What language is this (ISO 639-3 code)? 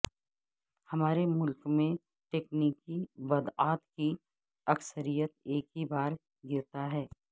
urd